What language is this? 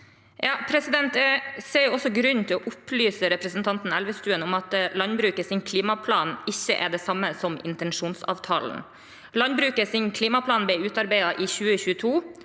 Norwegian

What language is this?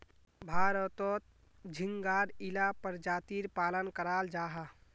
Magahi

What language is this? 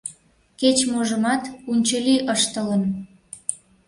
Mari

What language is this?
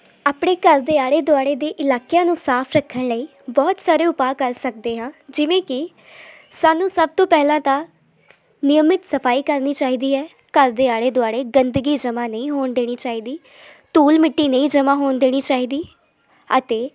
Punjabi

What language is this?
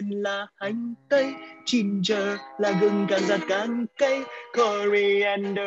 Vietnamese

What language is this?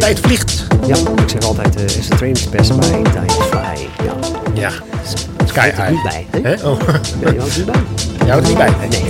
Dutch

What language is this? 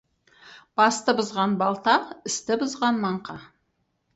Kazakh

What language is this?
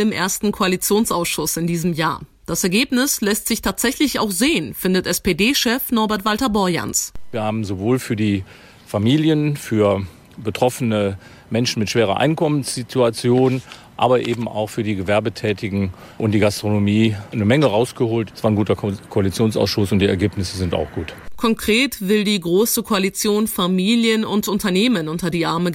German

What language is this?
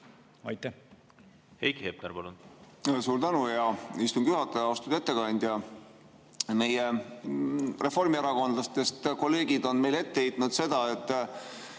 Estonian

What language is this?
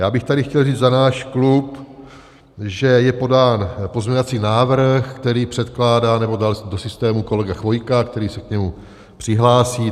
Czech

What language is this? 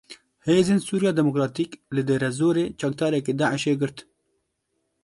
Kurdish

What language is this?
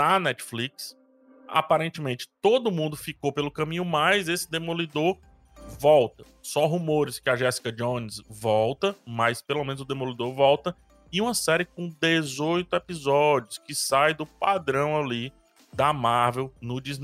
Portuguese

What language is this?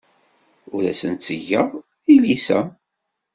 Kabyle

